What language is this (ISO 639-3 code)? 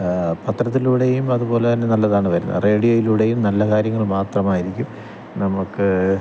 mal